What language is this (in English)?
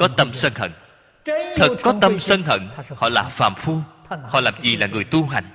Vietnamese